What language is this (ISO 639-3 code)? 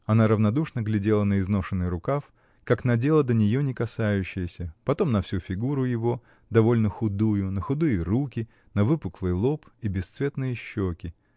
rus